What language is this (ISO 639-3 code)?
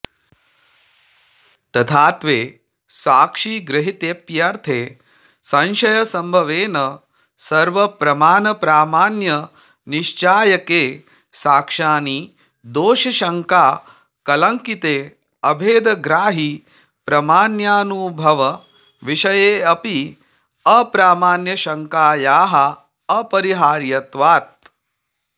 san